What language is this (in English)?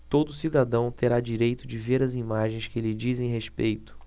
Portuguese